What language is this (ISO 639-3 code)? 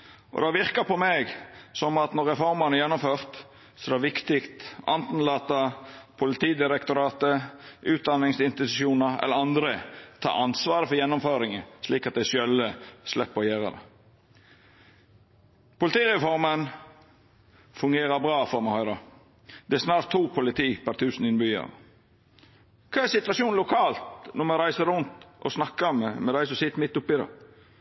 nno